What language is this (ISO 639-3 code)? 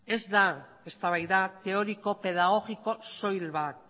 eus